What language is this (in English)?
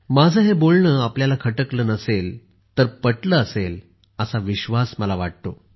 Marathi